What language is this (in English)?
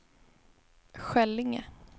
Swedish